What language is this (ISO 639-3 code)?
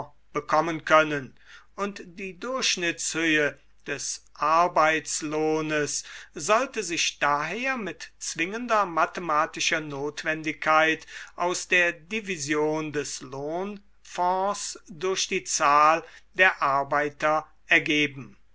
deu